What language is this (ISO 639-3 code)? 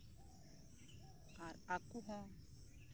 sat